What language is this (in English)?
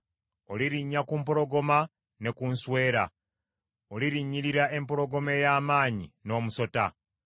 Ganda